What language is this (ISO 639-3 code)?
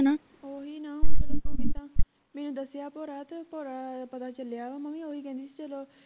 pan